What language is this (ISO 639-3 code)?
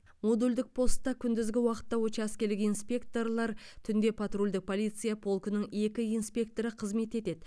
kaz